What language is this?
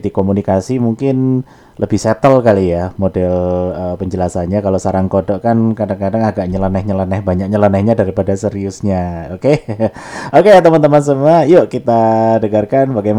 Indonesian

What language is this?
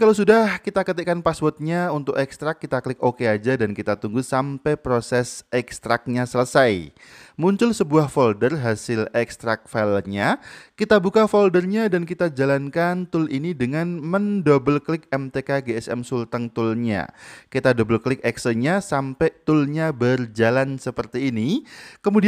Indonesian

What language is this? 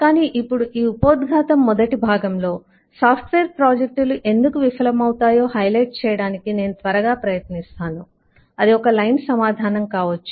Telugu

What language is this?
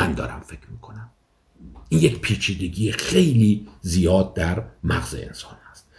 Persian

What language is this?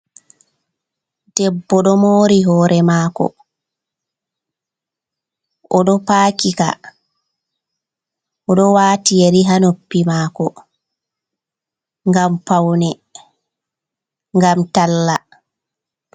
Fula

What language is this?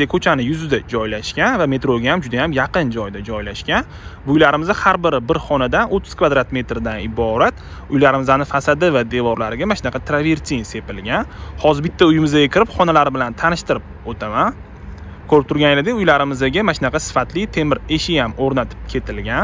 Turkish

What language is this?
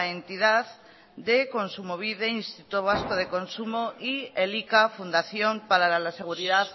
Spanish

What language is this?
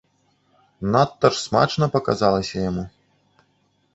Belarusian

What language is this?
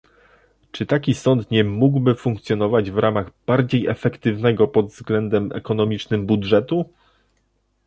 Polish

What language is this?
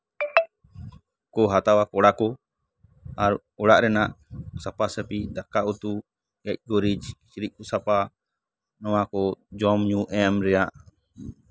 Santali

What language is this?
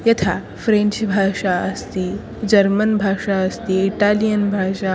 Sanskrit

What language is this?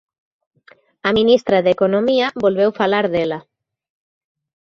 Galician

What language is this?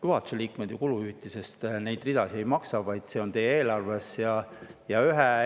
Estonian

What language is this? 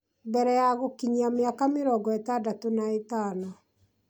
Kikuyu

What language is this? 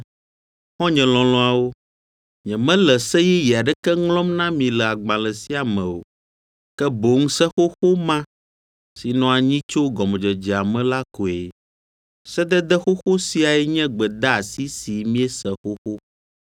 Ewe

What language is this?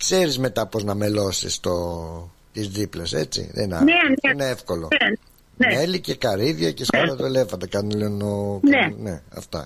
Greek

